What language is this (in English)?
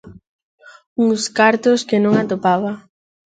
Galician